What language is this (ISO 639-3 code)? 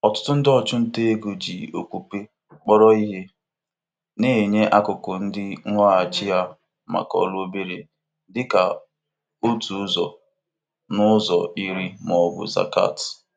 ibo